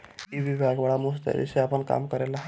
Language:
Bhojpuri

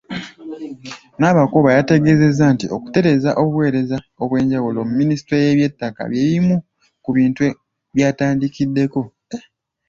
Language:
Ganda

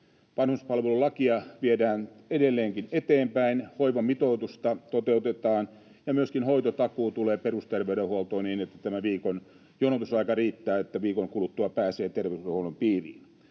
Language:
Finnish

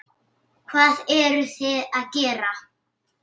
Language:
Icelandic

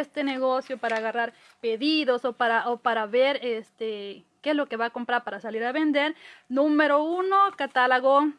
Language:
Spanish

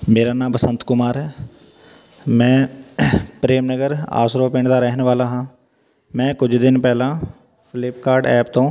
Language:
Punjabi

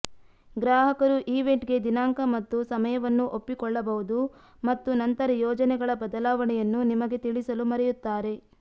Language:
Kannada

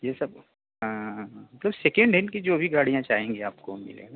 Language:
Hindi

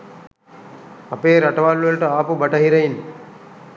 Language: Sinhala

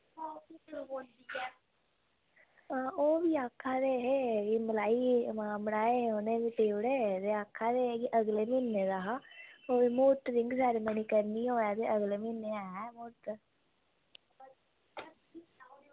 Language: Dogri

